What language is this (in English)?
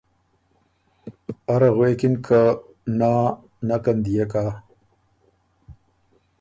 Ormuri